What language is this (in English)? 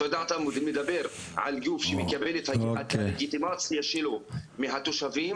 Hebrew